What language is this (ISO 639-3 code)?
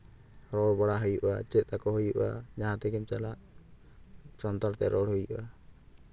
sat